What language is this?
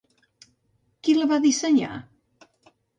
Catalan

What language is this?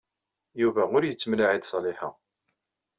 Kabyle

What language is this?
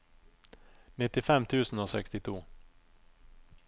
Norwegian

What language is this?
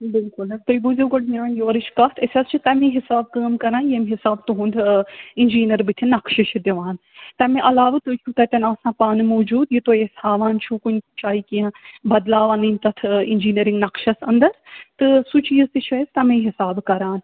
Kashmiri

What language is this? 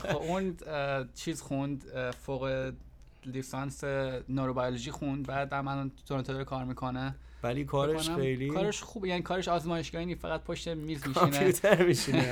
Persian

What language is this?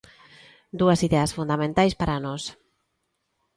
Galician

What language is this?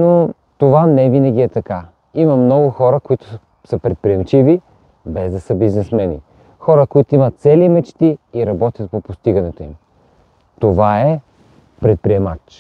Bulgarian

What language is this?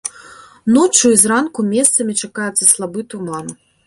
Belarusian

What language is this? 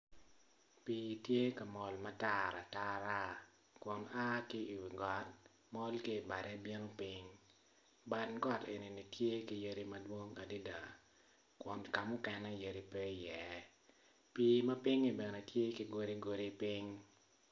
Acoli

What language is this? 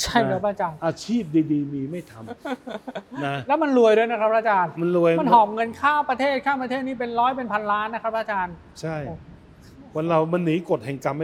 Thai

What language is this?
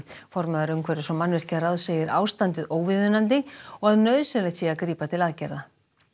Icelandic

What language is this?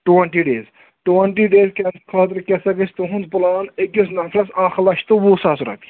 Kashmiri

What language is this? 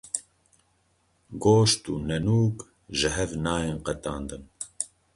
Kurdish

